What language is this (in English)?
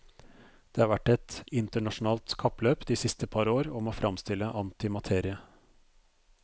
Norwegian